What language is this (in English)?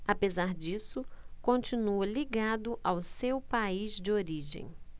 Portuguese